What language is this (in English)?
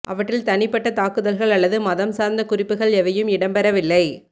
Tamil